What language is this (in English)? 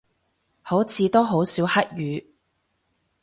Cantonese